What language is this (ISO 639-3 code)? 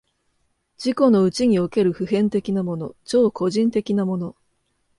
jpn